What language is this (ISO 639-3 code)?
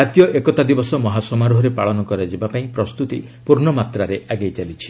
ori